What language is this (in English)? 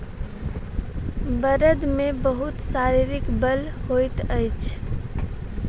Maithili